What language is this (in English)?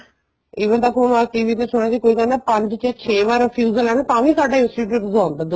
Punjabi